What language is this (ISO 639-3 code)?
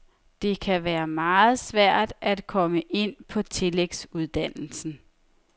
dan